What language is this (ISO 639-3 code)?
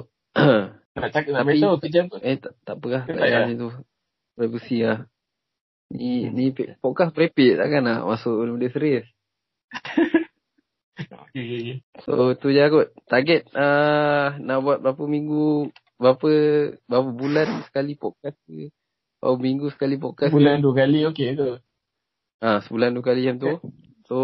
msa